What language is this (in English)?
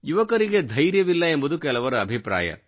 Kannada